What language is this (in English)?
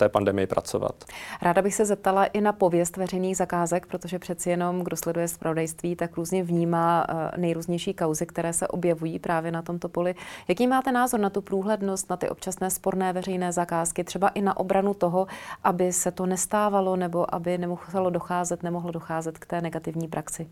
Czech